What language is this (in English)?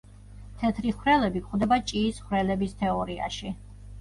Georgian